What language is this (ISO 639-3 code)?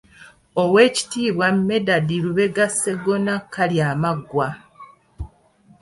lug